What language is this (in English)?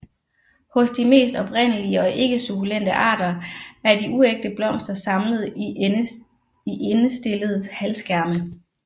Danish